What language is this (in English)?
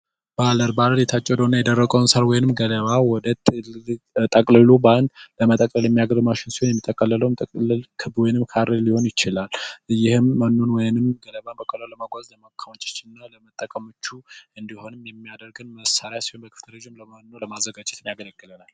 Amharic